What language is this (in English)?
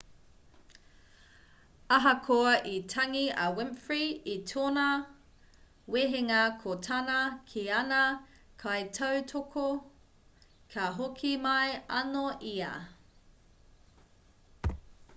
Māori